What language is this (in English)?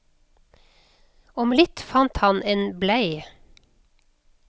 Norwegian